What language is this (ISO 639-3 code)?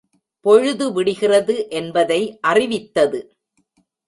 tam